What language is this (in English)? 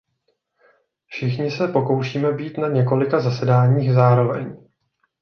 Czech